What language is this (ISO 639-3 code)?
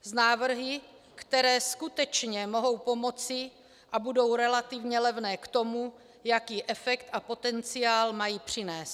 ces